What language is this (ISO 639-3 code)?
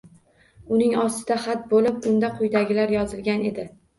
uzb